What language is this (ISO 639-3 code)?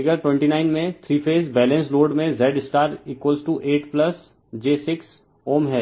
hin